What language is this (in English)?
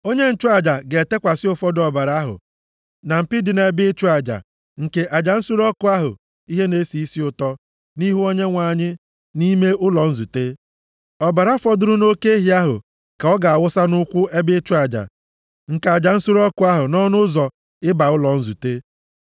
Igbo